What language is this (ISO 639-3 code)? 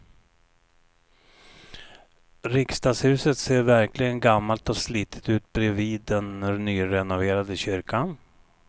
swe